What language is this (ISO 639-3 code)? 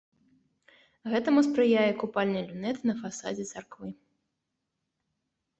bel